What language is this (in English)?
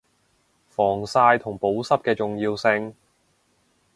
Cantonese